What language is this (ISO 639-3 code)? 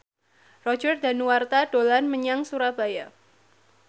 jav